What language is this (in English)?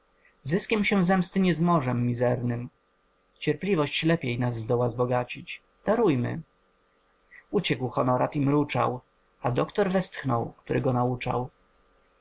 Polish